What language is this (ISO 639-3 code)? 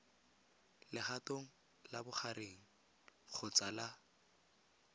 tsn